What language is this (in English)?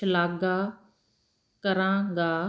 Punjabi